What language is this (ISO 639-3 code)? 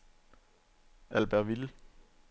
dan